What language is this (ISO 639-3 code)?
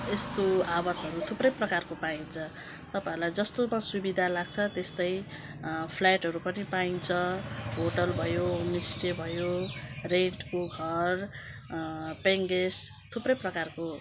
nep